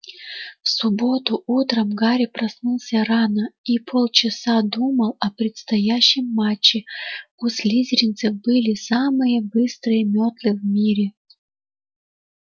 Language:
Russian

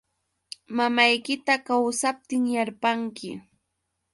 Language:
Yauyos Quechua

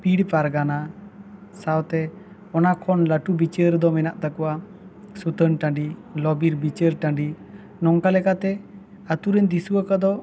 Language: Santali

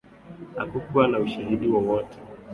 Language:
Swahili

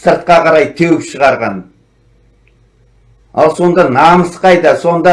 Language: Turkish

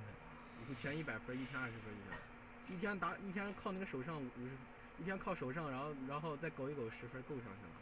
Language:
Chinese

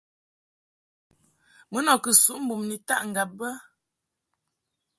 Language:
Mungaka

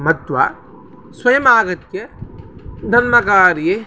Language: Sanskrit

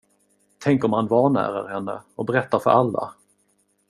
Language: Swedish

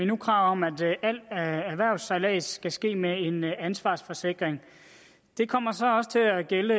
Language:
Danish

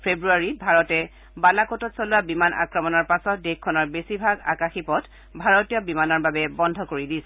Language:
Assamese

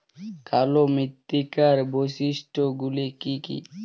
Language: Bangla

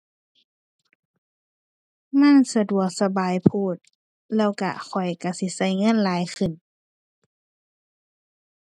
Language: Thai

